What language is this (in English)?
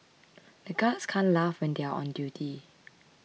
English